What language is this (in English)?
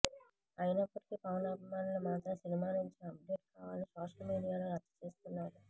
Telugu